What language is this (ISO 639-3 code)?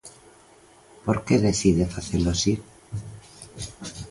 glg